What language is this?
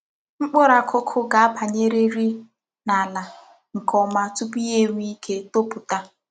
Igbo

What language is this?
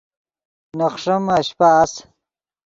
Yidgha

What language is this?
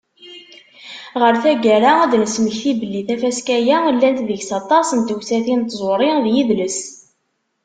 Kabyle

